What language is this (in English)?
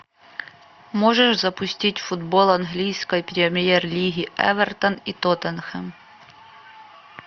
Russian